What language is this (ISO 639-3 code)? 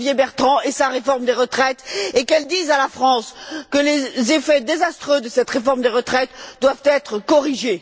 fra